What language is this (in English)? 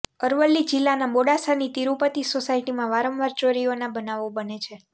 Gujarati